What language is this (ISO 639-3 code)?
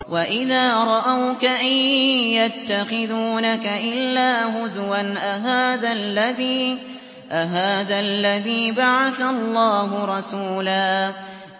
ara